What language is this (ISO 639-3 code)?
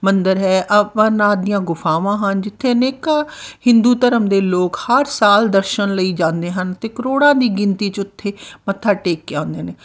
pan